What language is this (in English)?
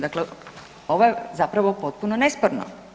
Croatian